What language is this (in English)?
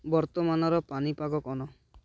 Odia